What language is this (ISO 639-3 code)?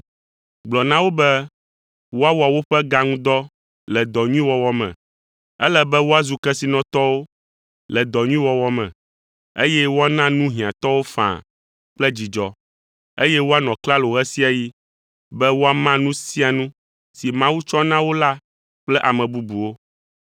ewe